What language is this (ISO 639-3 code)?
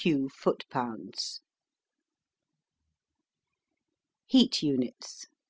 eng